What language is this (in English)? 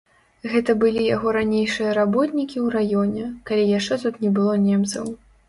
Belarusian